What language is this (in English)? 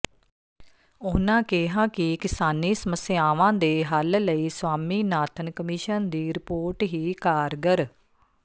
Punjabi